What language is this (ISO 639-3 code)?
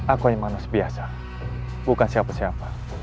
ind